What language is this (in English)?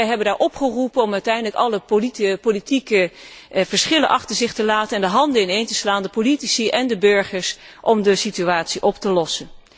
Dutch